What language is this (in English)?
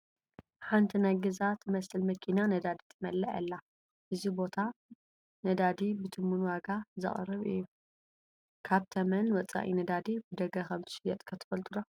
Tigrinya